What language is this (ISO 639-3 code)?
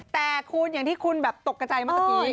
tha